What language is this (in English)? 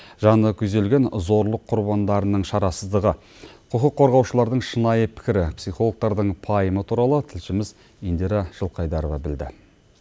Kazakh